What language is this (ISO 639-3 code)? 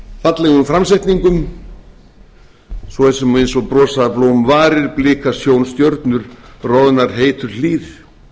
isl